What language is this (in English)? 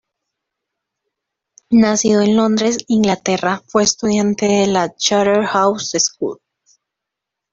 Spanish